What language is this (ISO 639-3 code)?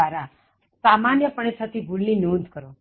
guj